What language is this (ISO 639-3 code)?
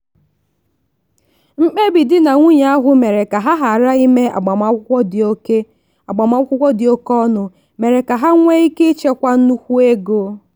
ibo